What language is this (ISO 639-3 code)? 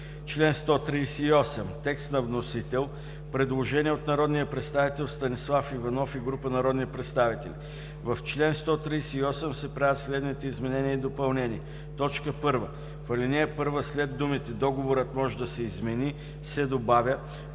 bul